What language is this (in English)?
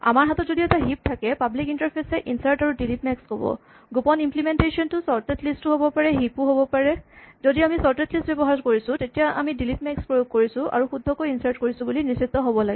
Assamese